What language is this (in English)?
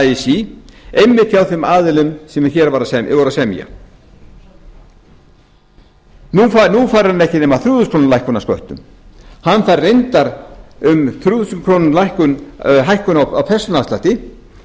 Icelandic